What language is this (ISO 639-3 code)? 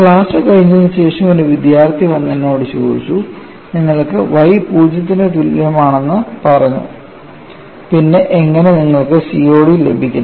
mal